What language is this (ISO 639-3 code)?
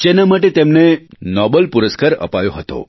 guj